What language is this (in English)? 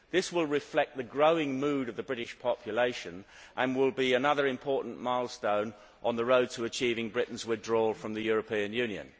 English